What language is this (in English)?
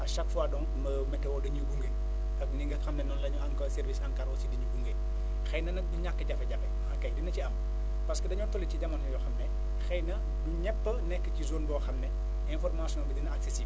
Wolof